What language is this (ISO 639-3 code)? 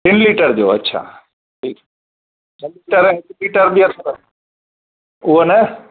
snd